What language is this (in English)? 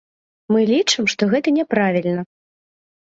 Belarusian